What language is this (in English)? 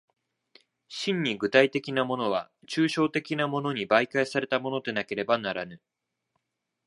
Japanese